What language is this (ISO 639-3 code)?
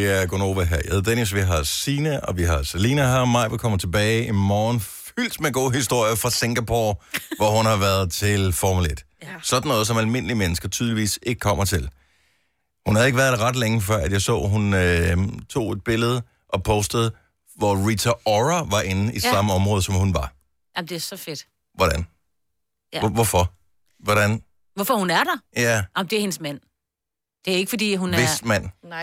dan